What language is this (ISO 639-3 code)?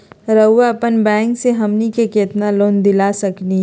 mag